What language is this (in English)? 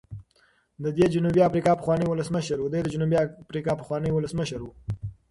Pashto